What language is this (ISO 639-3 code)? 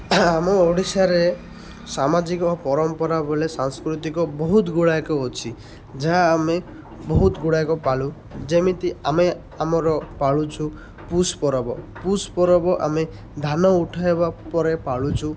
ori